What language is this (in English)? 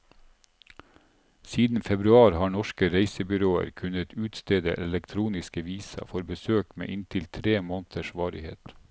Norwegian